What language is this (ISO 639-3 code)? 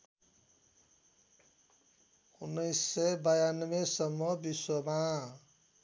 nep